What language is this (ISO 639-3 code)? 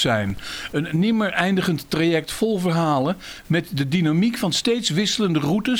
nld